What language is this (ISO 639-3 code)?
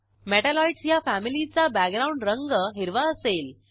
mar